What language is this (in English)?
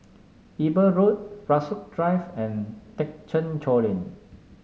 English